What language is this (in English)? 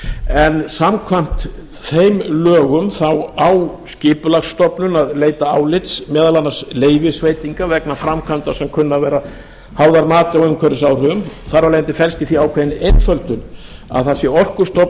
Icelandic